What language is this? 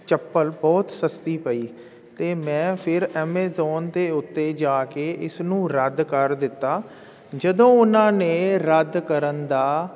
Punjabi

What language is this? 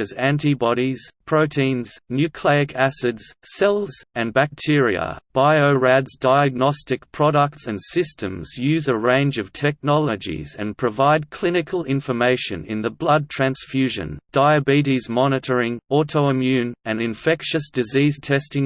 English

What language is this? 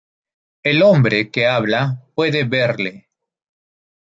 Spanish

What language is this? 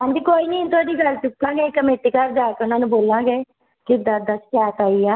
Punjabi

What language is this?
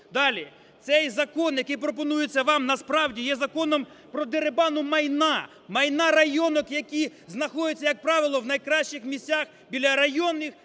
Ukrainian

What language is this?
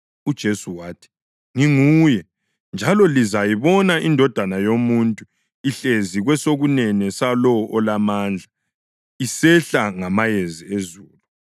North Ndebele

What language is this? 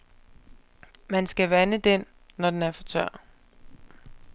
Danish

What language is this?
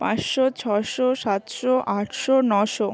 Bangla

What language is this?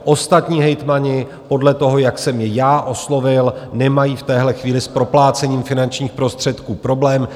Czech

